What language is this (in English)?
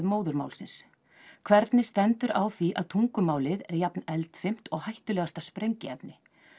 Icelandic